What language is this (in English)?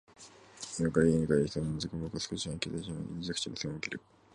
Japanese